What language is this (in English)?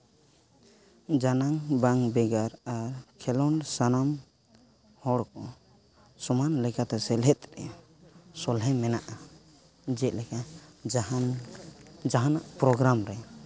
Santali